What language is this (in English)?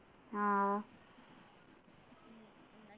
Malayalam